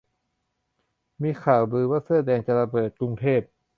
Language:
Thai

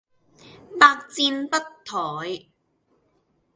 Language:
Cantonese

